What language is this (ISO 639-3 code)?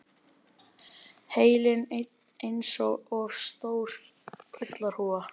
isl